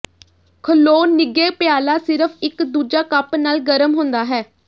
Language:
Punjabi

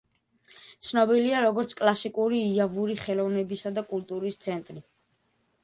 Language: Georgian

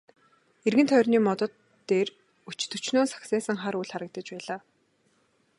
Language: Mongolian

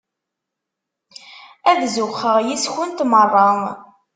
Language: Kabyle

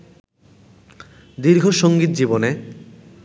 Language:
Bangla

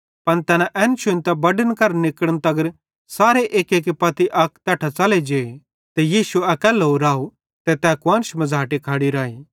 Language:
Bhadrawahi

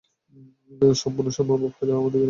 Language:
Bangla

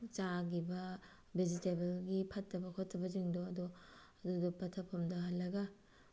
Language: Manipuri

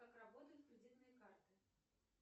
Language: Russian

